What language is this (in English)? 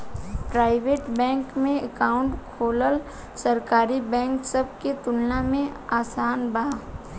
Bhojpuri